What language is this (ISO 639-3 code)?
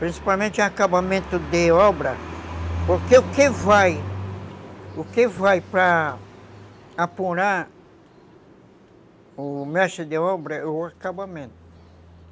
por